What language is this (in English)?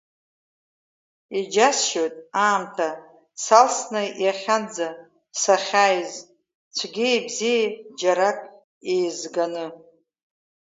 Abkhazian